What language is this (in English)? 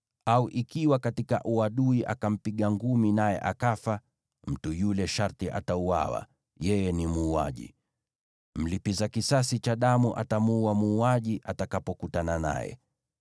Swahili